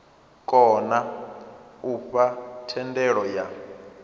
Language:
Venda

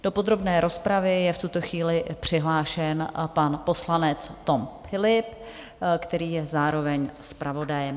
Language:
Czech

